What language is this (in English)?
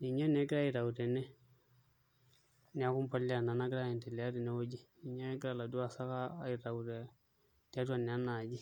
Masai